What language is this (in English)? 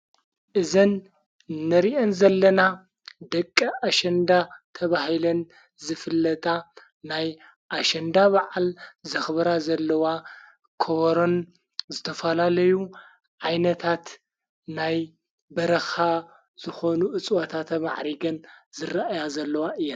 Tigrinya